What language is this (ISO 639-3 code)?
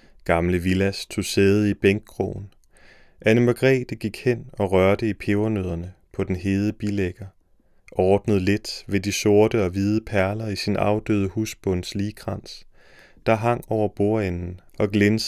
dan